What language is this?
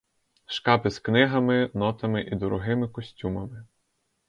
Ukrainian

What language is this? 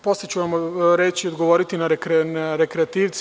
Serbian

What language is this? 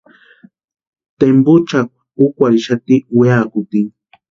Western Highland Purepecha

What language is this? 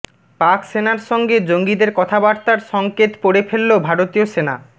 Bangla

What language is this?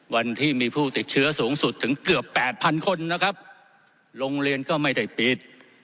Thai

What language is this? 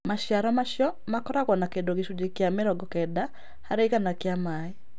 Kikuyu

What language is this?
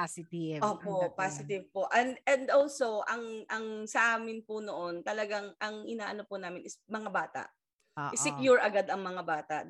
Filipino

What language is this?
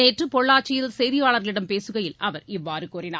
Tamil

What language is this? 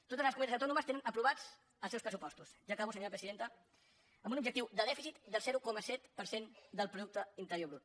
Catalan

